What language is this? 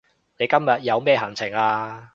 Cantonese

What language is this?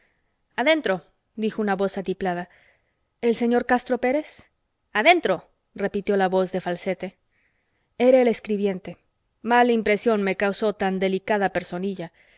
Spanish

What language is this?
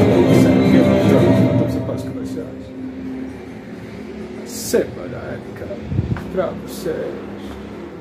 Portuguese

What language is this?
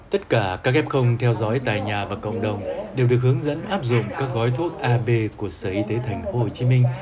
Vietnamese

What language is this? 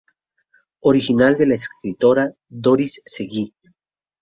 Spanish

